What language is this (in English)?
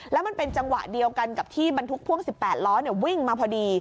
Thai